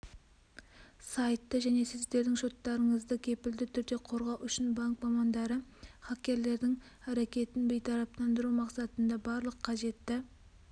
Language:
Kazakh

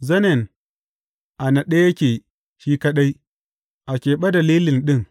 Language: Hausa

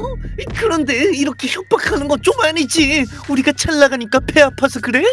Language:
Korean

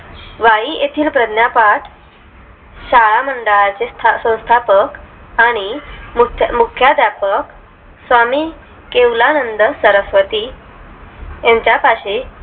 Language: Marathi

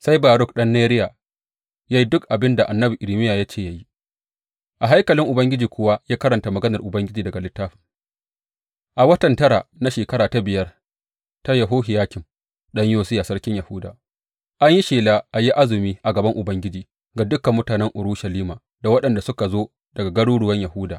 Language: Hausa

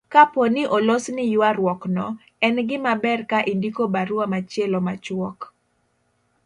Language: Luo (Kenya and Tanzania)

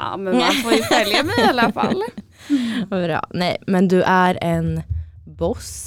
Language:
Swedish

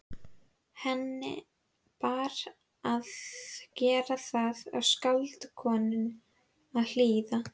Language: Icelandic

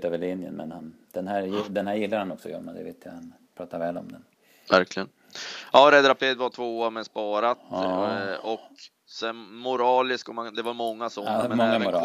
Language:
Swedish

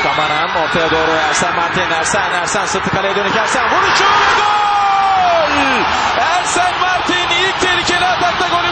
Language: Turkish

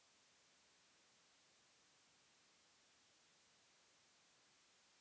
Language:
Bhojpuri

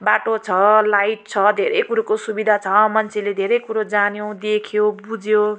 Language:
Nepali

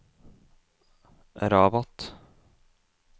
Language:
Norwegian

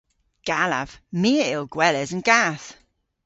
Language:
Cornish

